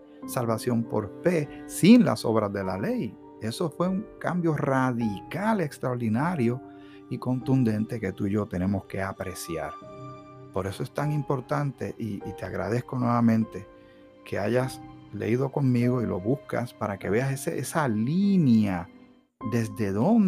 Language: Spanish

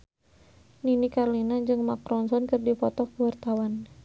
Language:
Sundanese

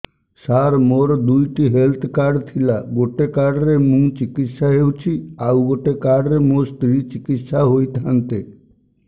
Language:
Odia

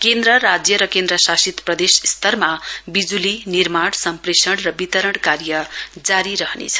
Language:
Nepali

